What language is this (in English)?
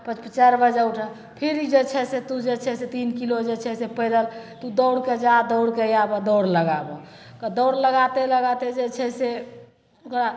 Maithili